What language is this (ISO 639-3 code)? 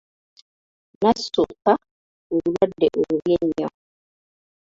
lug